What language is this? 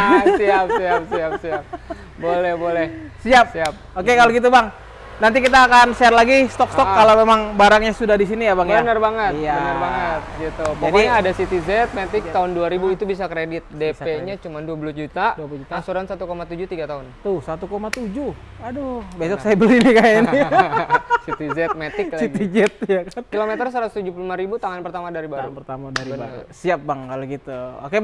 Indonesian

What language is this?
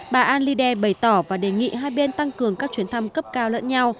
Vietnamese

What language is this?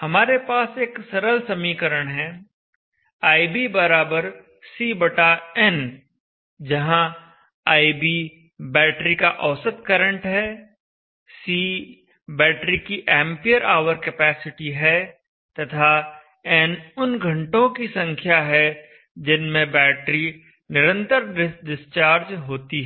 Hindi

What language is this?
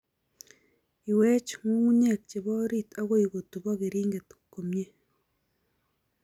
Kalenjin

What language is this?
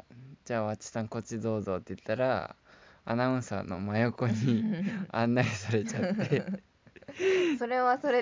Japanese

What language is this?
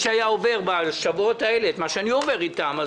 Hebrew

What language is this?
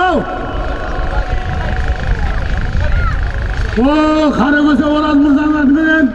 Turkish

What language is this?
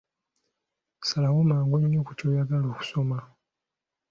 Ganda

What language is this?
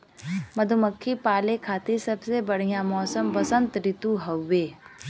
Bhojpuri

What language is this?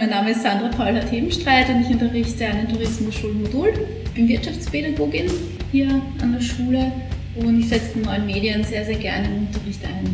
German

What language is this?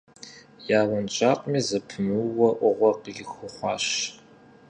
Kabardian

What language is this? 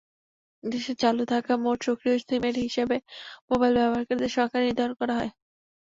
Bangla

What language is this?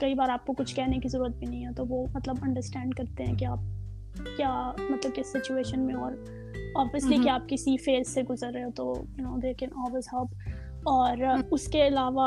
Urdu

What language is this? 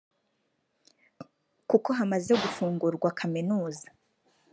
Kinyarwanda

